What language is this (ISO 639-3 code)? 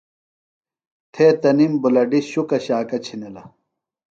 phl